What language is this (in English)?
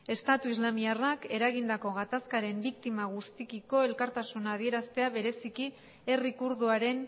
Basque